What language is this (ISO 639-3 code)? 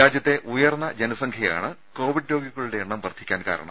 mal